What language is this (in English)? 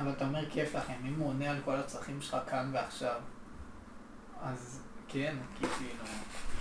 Hebrew